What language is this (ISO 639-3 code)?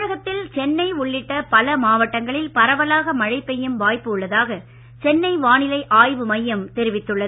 tam